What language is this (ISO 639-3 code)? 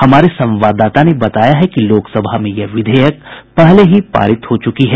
hin